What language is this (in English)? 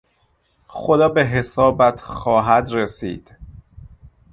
Persian